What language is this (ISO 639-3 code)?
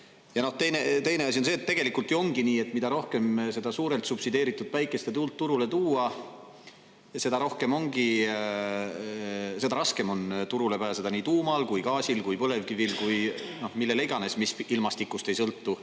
est